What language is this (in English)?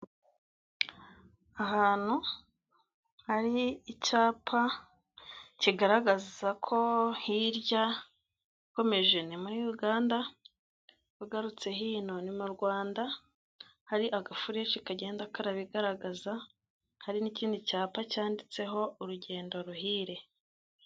Kinyarwanda